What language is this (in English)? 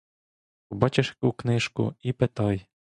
Ukrainian